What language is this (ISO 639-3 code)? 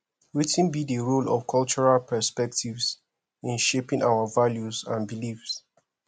pcm